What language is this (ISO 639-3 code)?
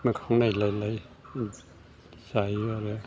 brx